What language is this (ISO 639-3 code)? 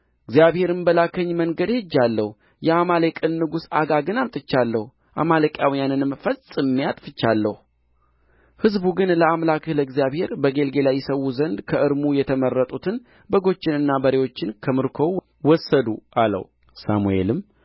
amh